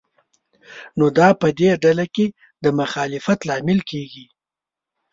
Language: Pashto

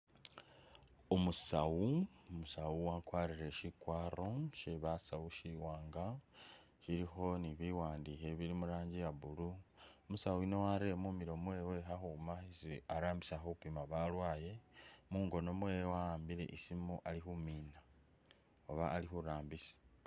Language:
Masaaba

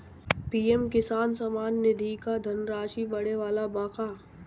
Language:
Bhojpuri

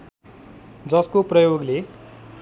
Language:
Nepali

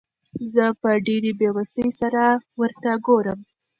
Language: Pashto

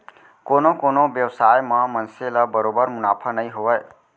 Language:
Chhattisgarhi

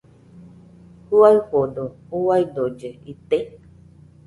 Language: Nüpode Huitoto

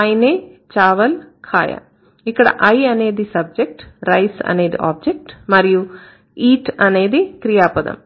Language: Telugu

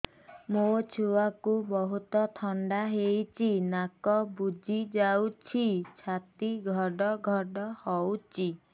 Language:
Odia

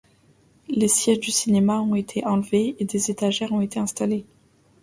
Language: French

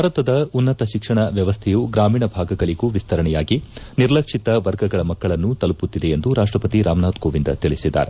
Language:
Kannada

